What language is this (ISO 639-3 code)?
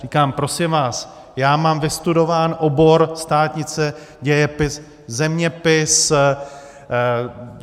ces